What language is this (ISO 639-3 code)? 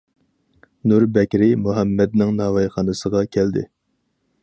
uig